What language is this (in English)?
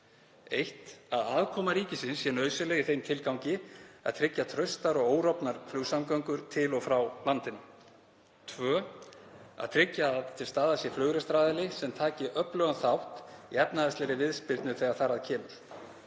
Icelandic